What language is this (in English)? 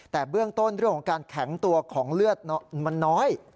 Thai